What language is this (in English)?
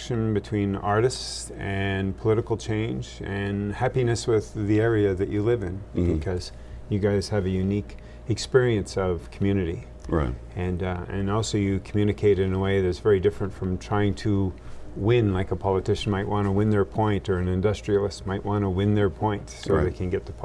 English